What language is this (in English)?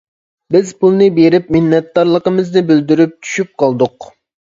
Uyghur